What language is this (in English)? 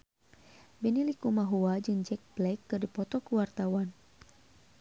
Sundanese